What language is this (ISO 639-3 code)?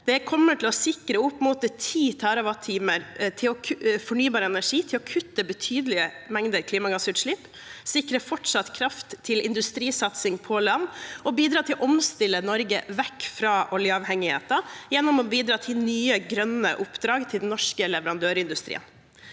nor